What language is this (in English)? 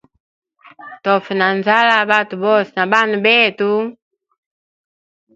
Hemba